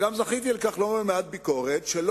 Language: Hebrew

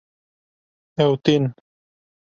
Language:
Kurdish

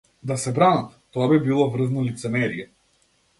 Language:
Macedonian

